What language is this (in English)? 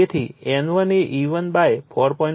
Gujarati